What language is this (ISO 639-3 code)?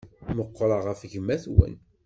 kab